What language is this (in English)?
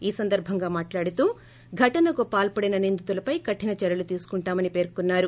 Telugu